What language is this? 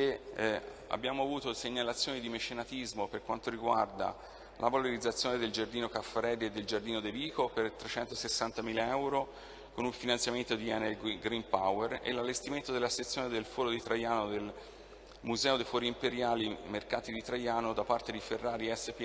Italian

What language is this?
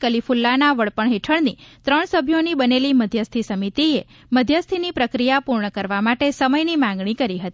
Gujarati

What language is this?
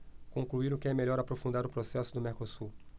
Portuguese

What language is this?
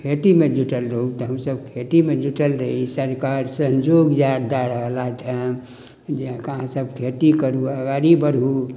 Maithili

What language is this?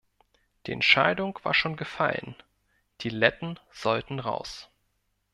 German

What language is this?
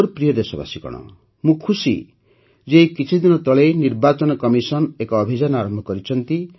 Odia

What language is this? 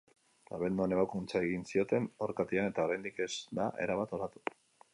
Basque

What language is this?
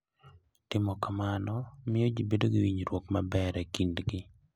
Luo (Kenya and Tanzania)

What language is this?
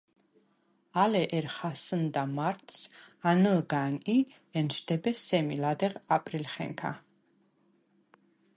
Svan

